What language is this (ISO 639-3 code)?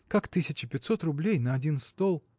rus